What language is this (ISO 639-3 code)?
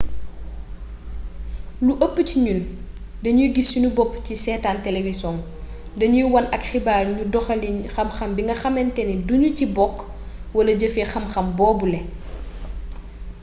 wol